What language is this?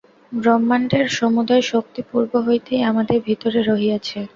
Bangla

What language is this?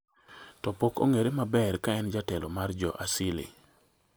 Luo (Kenya and Tanzania)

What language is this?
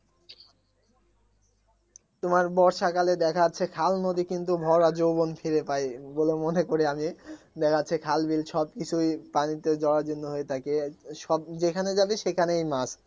Bangla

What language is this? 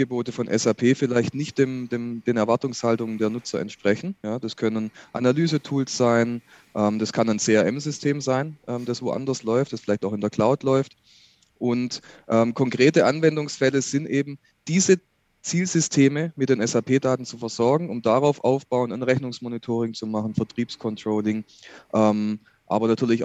German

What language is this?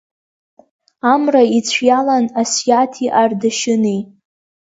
Abkhazian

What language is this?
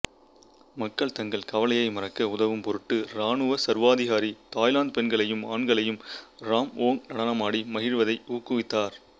Tamil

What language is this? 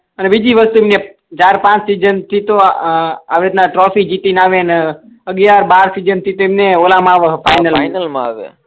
Gujarati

